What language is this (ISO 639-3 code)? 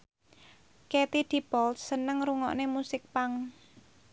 jav